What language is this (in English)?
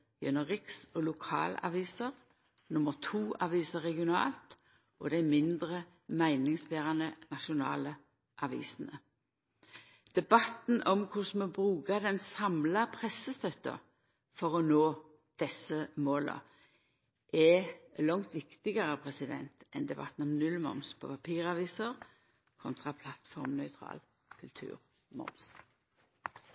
Norwegian Nynorsk